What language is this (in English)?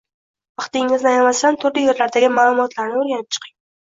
Uzbek